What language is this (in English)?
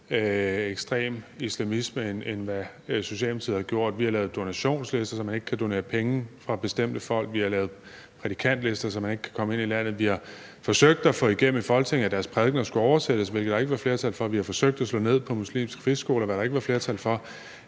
Danish